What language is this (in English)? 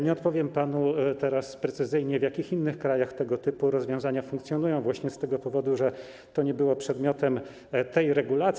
Polish